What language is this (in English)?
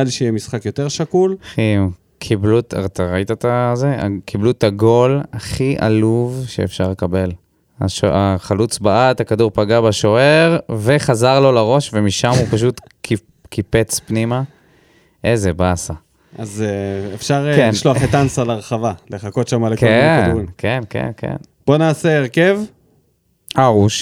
Hebrew